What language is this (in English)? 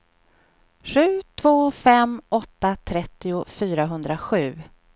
Swedish